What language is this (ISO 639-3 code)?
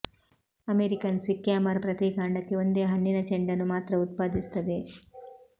kan